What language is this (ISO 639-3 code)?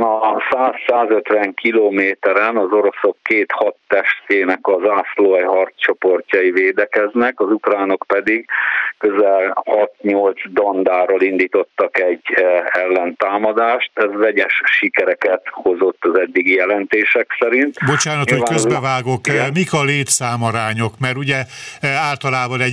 hun